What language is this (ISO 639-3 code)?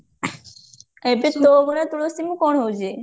ori